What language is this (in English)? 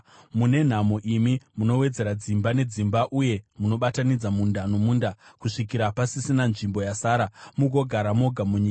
Shona